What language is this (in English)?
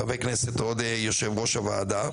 Hebrew